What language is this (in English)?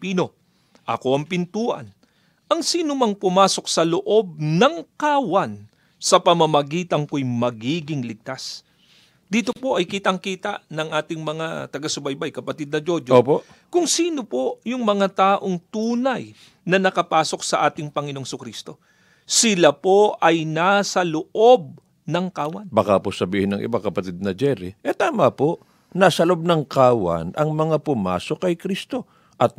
Filipino